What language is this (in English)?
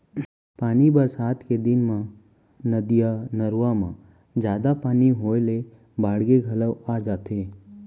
Chhattisgarhi